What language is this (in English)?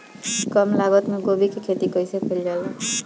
Bhojpuri